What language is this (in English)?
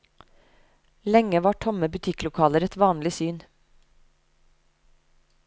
Norwegian